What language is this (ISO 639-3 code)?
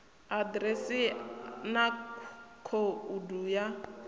ven